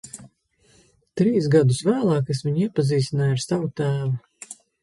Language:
Latvian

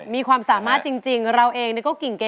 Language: Thai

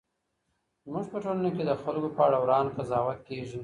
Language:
Pashto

